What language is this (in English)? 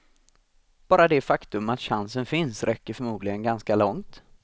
Swedish